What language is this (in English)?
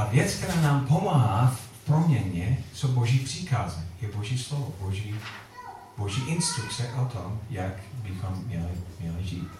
Czech